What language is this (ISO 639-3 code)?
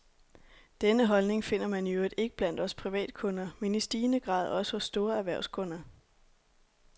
dan